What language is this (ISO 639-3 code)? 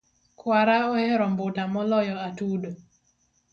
luo